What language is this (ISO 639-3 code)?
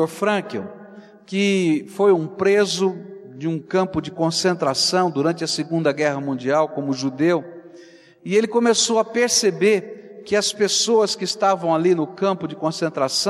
por